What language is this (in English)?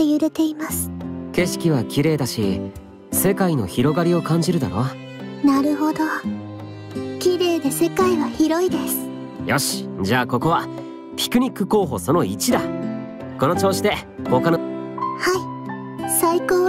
Japanese